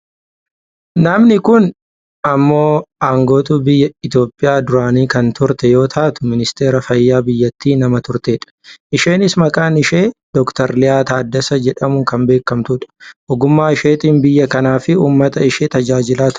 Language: Oromo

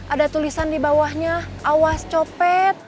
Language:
Indonesian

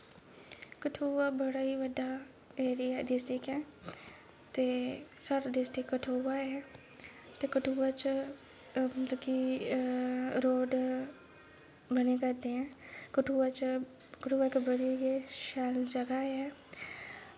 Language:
Dogri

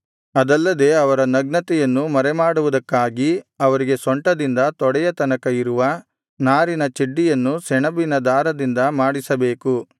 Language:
Kannada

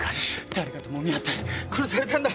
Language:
Japanese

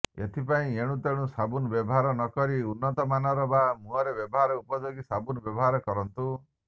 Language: Odia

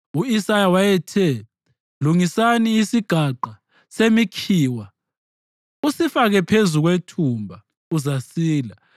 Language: North Ndebele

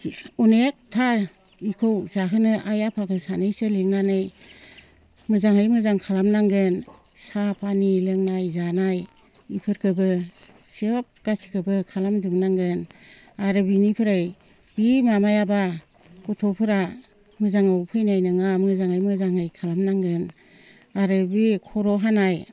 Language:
Bodo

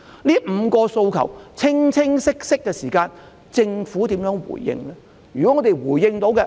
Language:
Cantonese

